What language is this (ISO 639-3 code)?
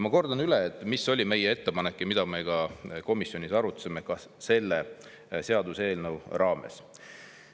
est